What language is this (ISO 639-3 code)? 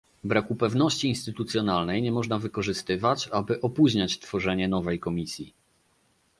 pol